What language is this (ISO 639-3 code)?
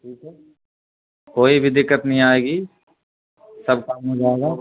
urd